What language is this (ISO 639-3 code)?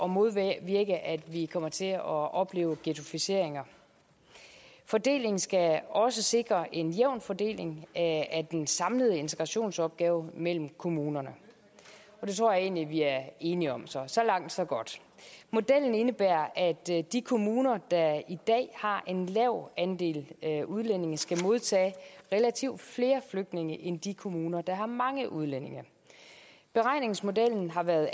dan